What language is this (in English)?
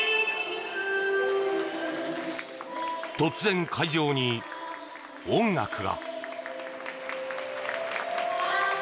Japanese